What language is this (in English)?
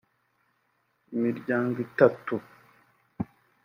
Kinyarwanda